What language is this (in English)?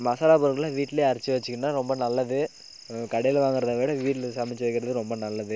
Tamil